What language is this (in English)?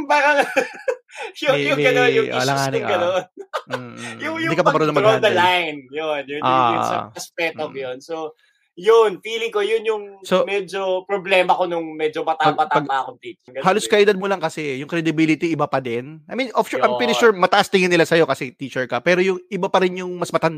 Filipino